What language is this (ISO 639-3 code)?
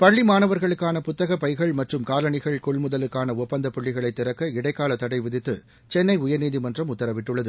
tam